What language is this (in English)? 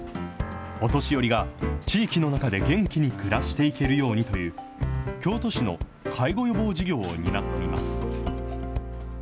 Japanese